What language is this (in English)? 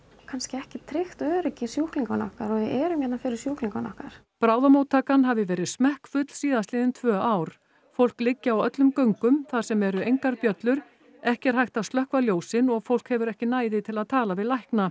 Icelandic